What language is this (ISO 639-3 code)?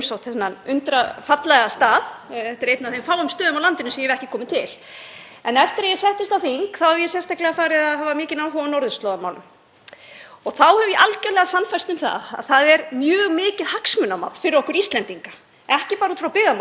isl